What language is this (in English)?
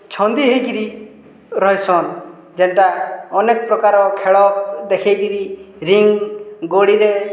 Odia